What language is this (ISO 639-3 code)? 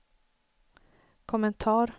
swe